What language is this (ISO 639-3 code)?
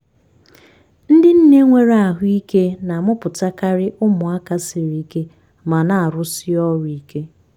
ibo